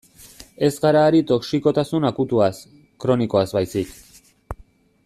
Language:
Basque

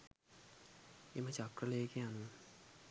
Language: Sinhala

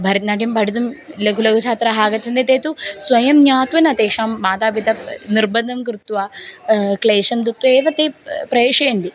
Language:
Sanskrit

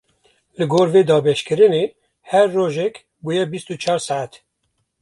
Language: Kurdish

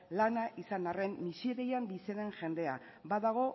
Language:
Basque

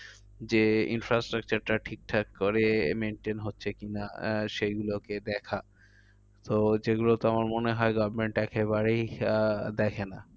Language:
Bangla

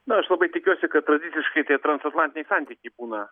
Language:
Lithuanian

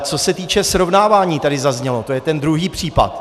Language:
Czech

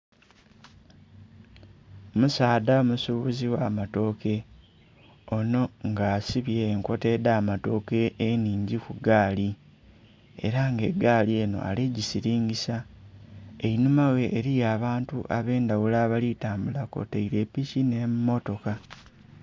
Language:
Soga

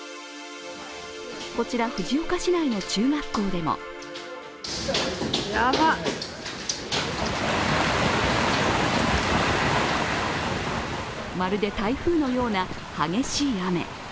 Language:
Japanese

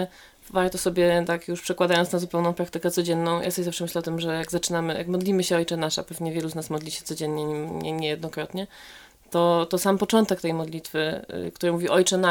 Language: Polish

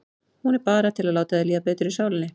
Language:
Icelandic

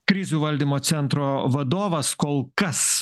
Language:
Lithuanian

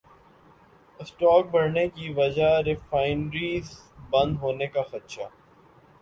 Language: Urdu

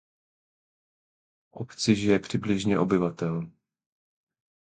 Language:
Czech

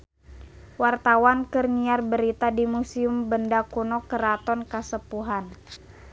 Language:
Sundanese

